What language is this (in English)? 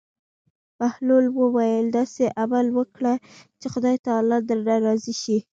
Pashto